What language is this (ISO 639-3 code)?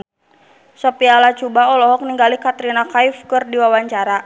sun